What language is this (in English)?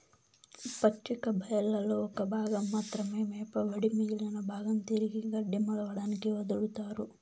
Telugu